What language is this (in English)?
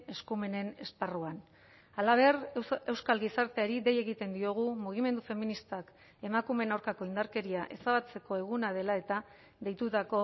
Basque